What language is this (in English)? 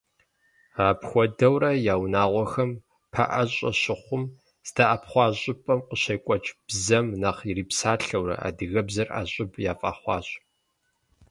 Kabardian